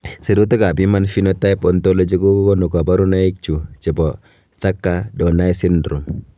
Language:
Kalenjin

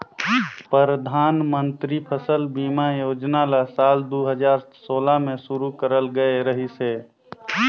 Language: Chhattisgarhi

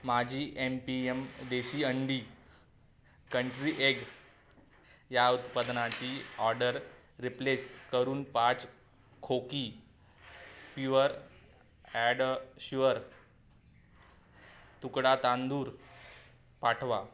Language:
Marathi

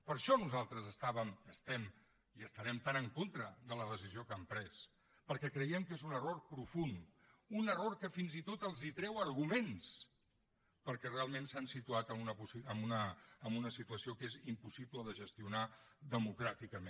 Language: Catalan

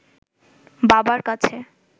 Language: Bangla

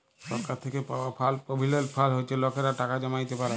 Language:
Bangla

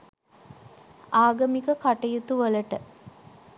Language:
Sinhala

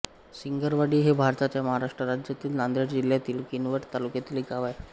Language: Marathi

